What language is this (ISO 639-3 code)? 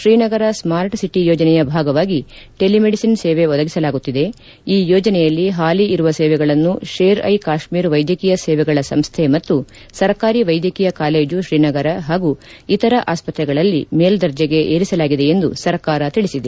kan